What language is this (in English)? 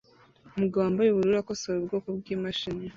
Kinyarwanda